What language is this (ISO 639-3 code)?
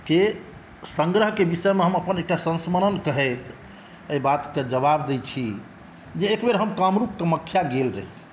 mai